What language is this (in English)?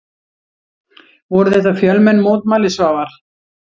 Icelandic